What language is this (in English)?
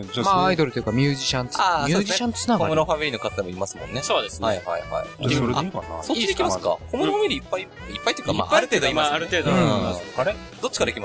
Japanese